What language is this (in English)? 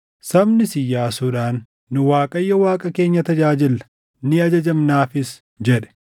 Oromo